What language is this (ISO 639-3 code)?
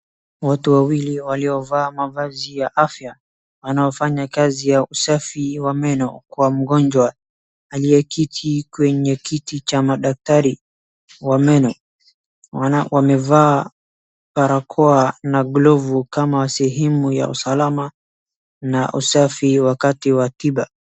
swa